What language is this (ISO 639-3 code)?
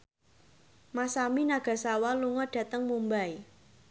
jav